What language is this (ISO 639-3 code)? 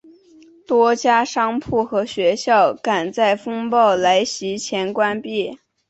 zho